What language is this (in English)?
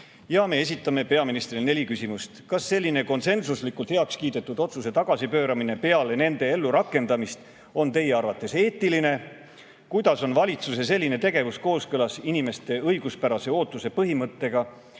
Estonian